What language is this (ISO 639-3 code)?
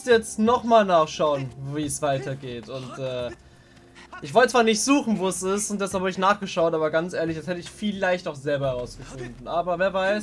deu